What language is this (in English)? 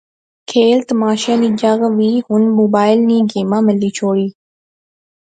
Pahari-Potwari